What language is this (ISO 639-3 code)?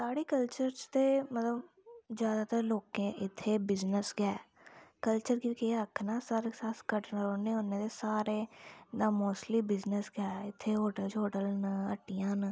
doi